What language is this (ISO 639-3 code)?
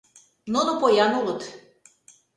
chm